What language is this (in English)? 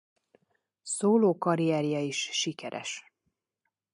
Hungarian